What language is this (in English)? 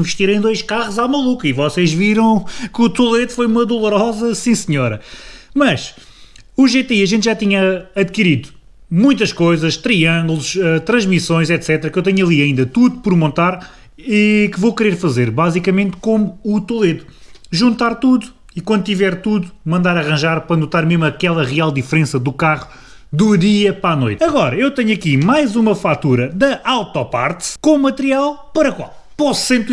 Portuguese